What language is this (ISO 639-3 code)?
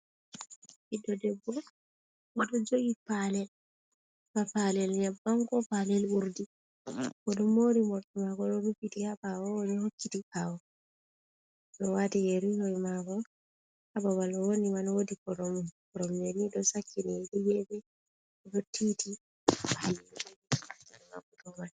ful